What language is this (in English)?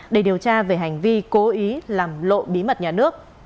Vietnamese